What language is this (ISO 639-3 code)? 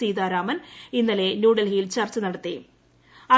mal